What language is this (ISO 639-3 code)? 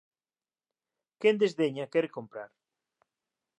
glg